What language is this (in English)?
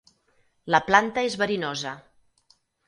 Catalan